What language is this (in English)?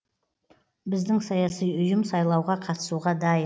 Kazakh